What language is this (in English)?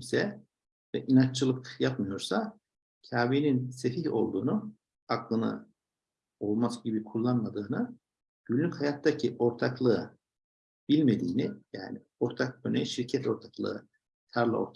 Turkish